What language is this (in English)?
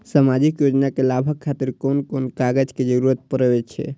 Maithili